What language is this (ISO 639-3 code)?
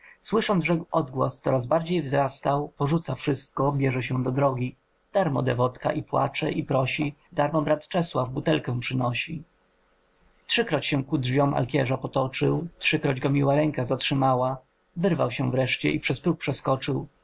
pol